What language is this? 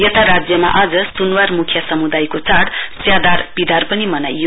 Nepali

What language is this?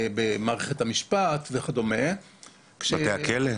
Hebrew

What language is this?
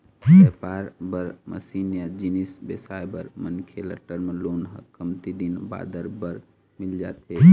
Chhattisgarhi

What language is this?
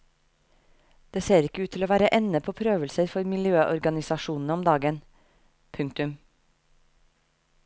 Norwegian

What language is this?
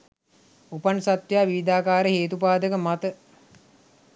Sinhala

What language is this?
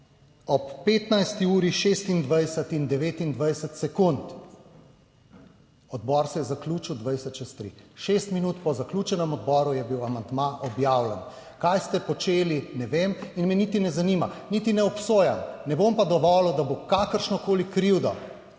Slovenian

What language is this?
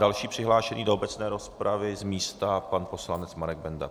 Czech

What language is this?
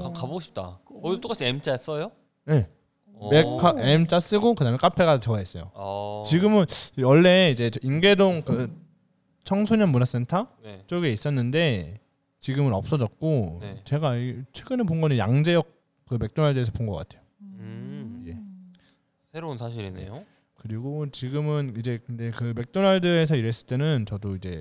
Korean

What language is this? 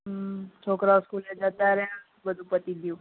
Gujarati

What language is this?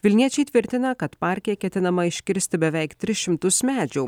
Lithuanian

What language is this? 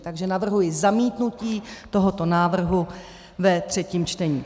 Czech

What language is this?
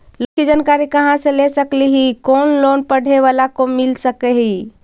Magahi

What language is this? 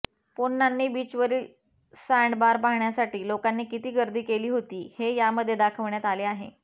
Marathi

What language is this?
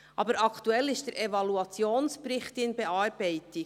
Swiss German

